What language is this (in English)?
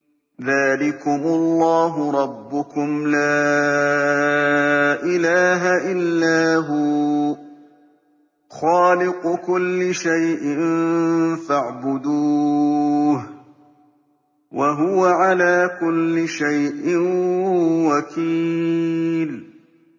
Arabic